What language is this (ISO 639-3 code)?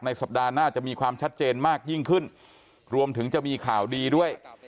tha